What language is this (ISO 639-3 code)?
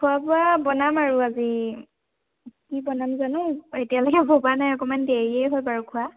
asm